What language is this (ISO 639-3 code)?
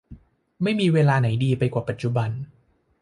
tha